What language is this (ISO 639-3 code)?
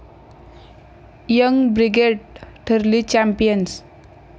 mar